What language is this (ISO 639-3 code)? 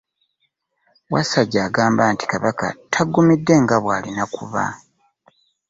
lug